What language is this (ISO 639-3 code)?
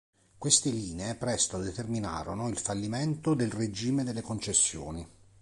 ita